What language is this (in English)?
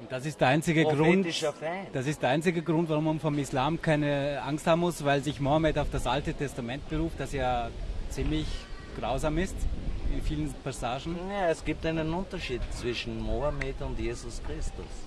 German